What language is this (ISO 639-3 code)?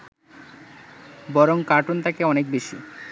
ben